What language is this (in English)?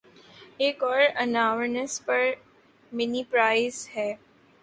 Urdu